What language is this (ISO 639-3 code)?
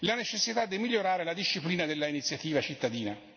ita